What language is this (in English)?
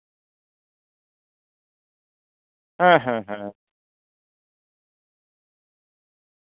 Santali